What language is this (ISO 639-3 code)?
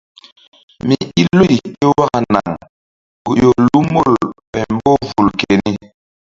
mdd